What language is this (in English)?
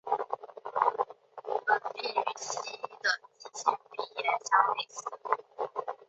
Chinese